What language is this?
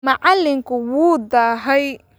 Somali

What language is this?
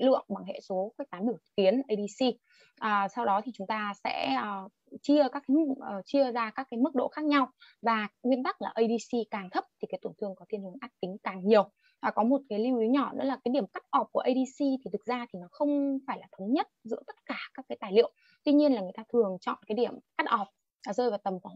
Vietnamese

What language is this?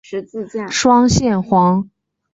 Chinese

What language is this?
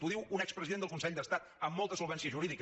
Catalan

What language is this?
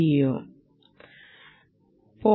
Malayalam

